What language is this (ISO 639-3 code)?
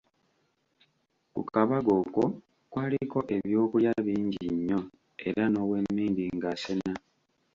lug